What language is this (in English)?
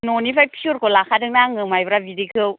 Bodo